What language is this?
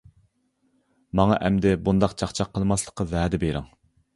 Uyghur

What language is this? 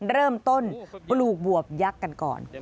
Thai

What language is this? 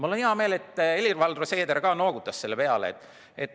Estonian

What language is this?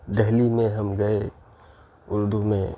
Urdu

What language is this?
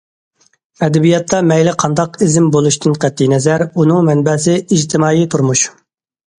Uyghur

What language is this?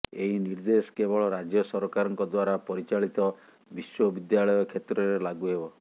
Odia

